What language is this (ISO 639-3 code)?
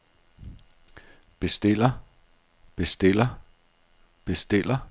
dan